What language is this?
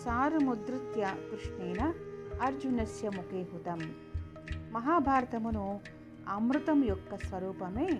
Telugu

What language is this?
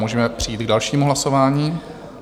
Czech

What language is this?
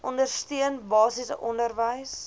Afrikaans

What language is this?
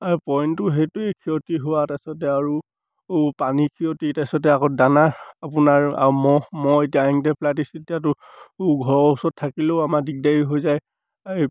Assamese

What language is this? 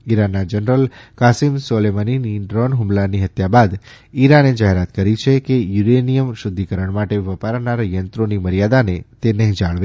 Gujarati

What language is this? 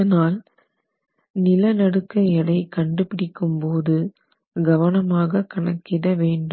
Tamil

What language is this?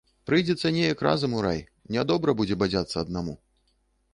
Belarusian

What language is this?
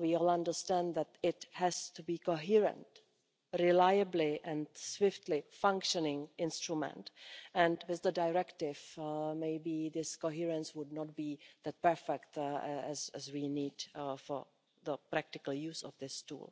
English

